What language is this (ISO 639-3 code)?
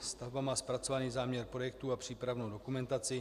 ces